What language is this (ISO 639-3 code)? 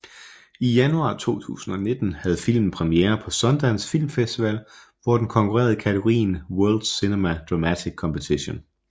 dan